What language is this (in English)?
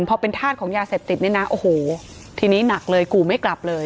Thai